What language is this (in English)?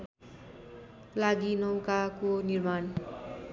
Nepali